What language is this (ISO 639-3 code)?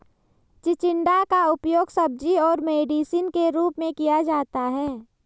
hin